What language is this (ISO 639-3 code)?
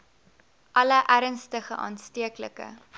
afr